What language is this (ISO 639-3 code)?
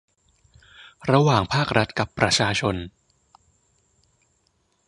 tha